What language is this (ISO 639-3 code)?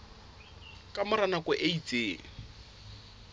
sot